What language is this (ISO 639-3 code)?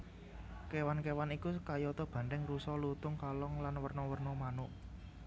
jav